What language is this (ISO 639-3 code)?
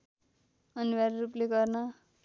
nep